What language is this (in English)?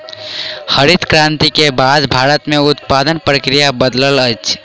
Maithili